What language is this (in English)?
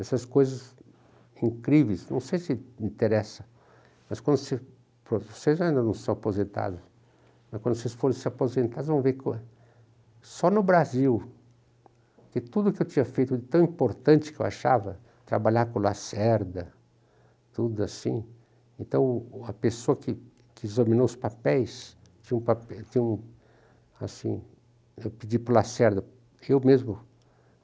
Portuguese